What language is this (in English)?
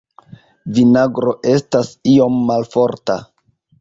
Esperanto